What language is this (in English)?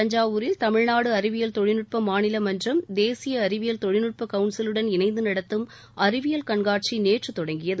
Tamil